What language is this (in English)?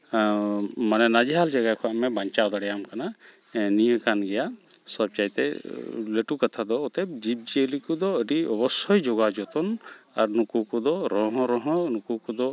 Santali